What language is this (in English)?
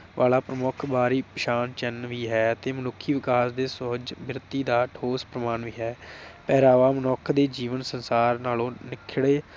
Punjabi